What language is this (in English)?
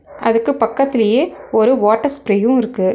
Tamil